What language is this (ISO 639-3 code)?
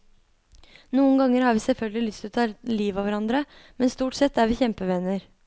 nor